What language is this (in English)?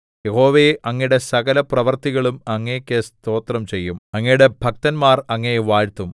Malayalam